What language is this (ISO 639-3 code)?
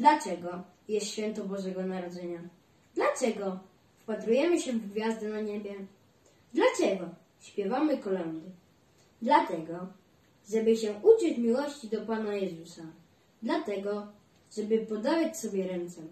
pol